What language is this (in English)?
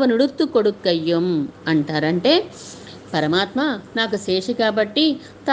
Telugu